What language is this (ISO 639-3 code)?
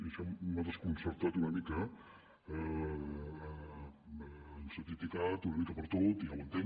cat